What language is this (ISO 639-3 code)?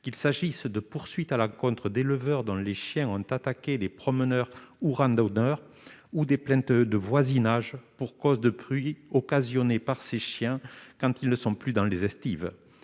fra